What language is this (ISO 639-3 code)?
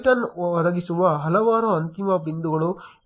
kan